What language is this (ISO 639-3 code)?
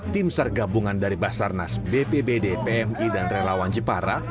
ind